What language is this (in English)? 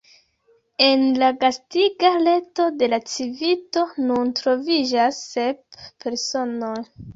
Esperanto